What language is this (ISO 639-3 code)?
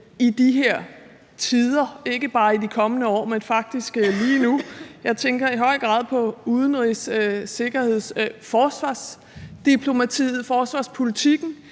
dan